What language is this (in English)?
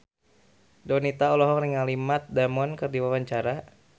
Sundanese